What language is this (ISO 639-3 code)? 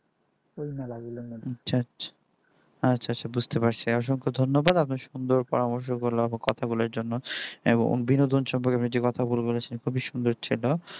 ben